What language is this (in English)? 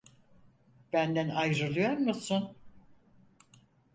Turkish